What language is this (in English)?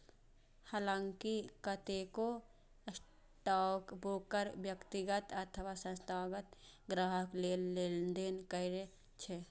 Maithili